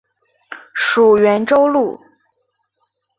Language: Chinese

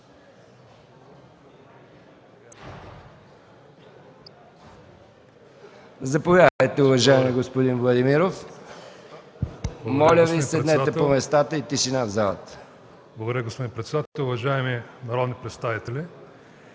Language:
Bulgarian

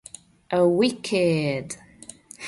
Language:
Hungarian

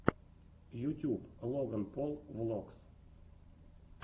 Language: Russian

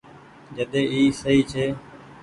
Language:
Goaria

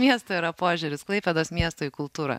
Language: Lithuanian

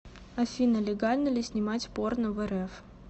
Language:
Russian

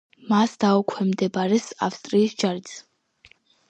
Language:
Georgian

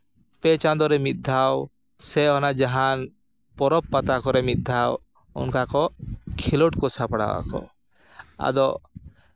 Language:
Santali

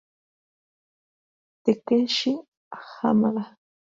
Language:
Spanish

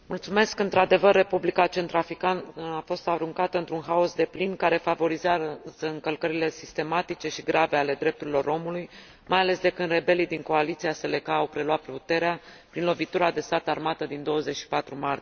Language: Romanian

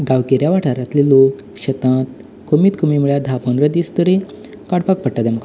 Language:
Konkani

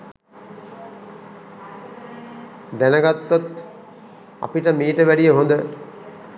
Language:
Sinhala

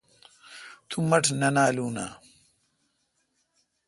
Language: Kalkoti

